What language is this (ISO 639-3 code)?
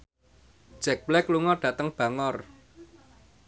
jav